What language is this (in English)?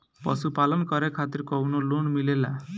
Bhojpuri